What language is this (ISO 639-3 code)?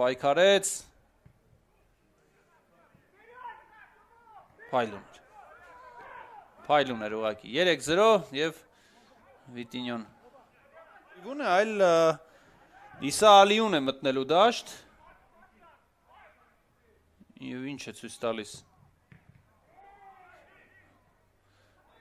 tur